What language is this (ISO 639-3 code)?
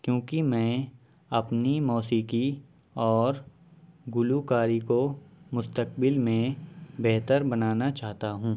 urd